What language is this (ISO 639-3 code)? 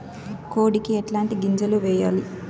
tel